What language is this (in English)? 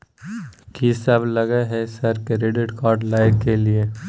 Maithili